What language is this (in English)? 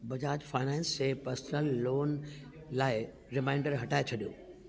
Sindhi